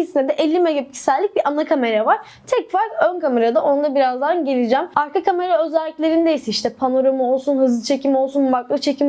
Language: Turkish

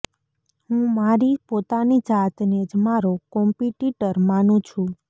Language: Gujarati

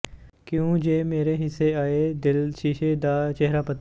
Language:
Punjabi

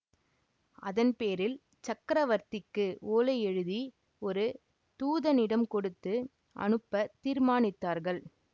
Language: Tamil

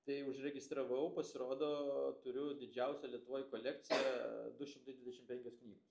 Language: Lithuanian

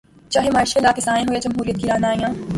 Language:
Urdu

